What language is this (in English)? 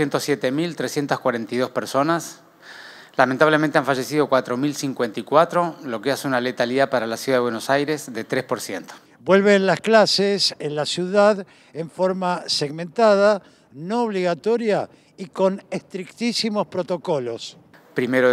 Spanish